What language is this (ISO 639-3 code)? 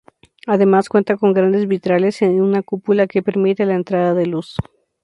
spa